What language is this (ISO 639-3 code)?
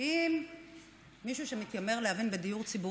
heb